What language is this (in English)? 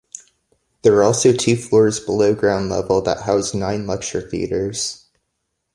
English